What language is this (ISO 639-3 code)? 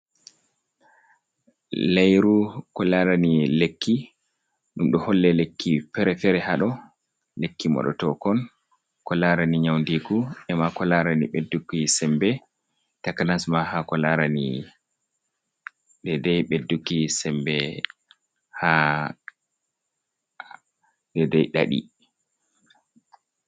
ful